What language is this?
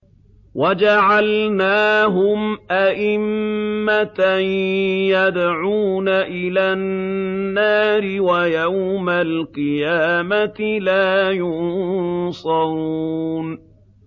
Arabic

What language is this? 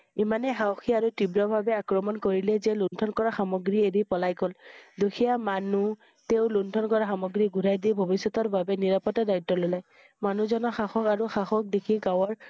Assamese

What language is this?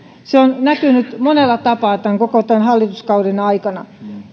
Finnish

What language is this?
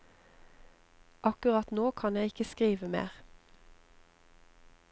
Norwegian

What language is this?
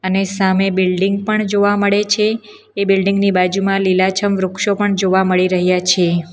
Gujarati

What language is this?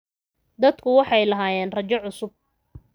Somali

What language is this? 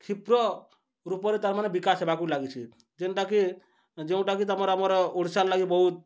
Odia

